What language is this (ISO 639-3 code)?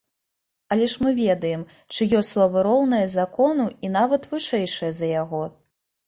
bel